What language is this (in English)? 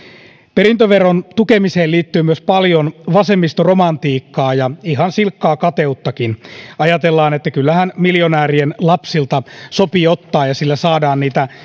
Finnish